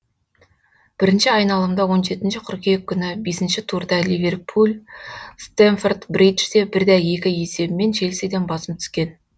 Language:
Kazakh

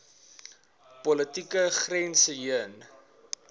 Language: Afrikaans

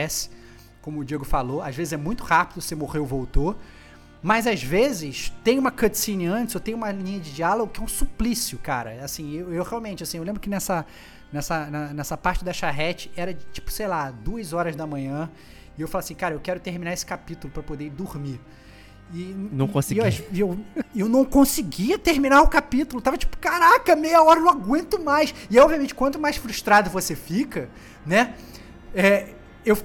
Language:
Portuguese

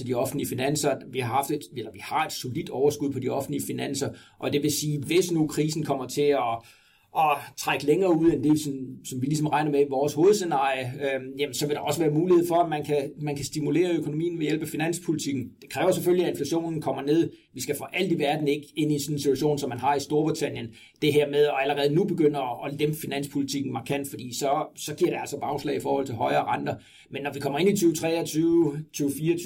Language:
Danish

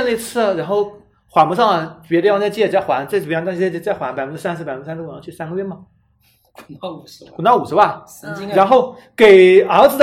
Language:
Chinese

